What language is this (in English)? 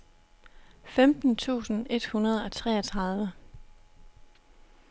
Danish